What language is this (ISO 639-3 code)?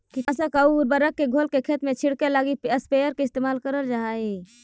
mag